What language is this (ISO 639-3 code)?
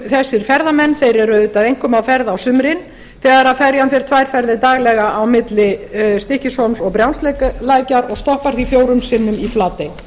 isl